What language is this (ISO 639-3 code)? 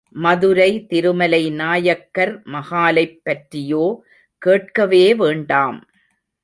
tam